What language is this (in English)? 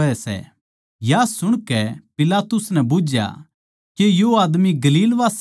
Haryanvi